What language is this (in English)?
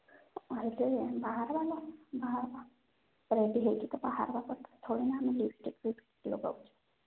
Odia